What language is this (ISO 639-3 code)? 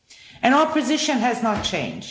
eng